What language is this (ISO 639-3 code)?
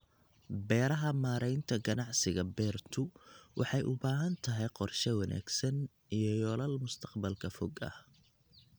som